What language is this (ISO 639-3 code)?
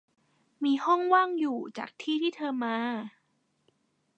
tha